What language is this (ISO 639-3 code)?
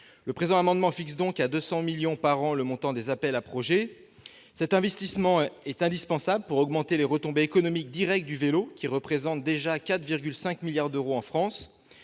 fra